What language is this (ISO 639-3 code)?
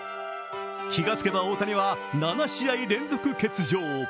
jpn